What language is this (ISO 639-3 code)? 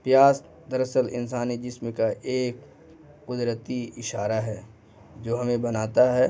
urd